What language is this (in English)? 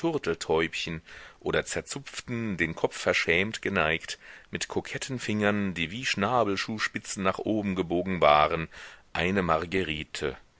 German